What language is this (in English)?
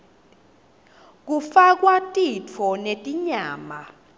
Swati